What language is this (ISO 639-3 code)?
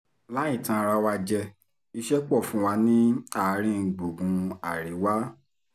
yor